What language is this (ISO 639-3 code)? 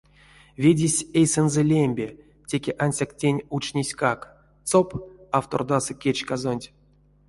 myv